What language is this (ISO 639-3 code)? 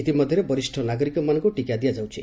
ori